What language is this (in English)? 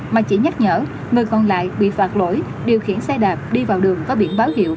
Vietnamese